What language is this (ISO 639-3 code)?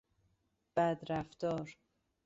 fas